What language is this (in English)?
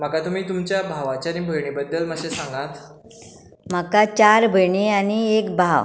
Konkani